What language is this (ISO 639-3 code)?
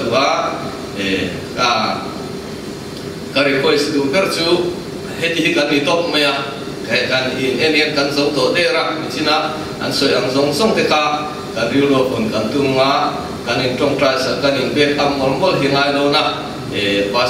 ron